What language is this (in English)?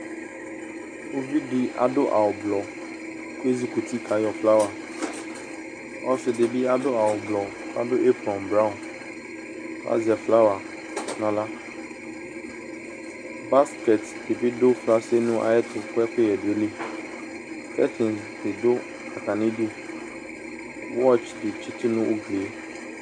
Ikposo